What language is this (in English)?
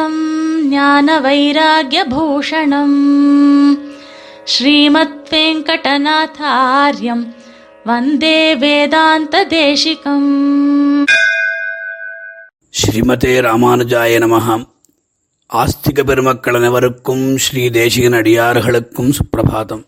Tamil